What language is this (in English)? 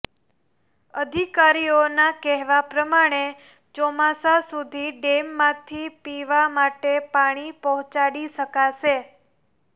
Gujarati